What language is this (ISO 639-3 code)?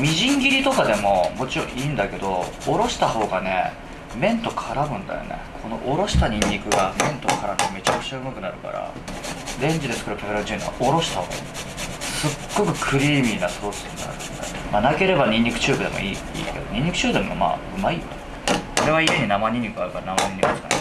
jpn